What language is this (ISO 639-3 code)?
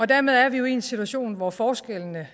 dan